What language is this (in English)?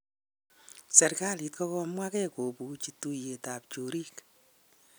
Kalenjin